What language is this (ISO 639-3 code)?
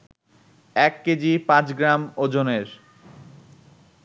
ben